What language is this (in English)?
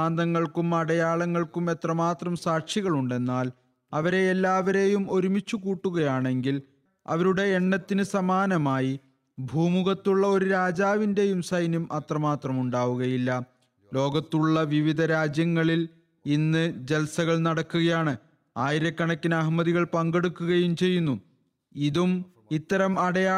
Malayalam